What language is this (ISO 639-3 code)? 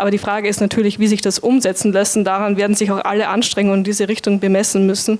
deu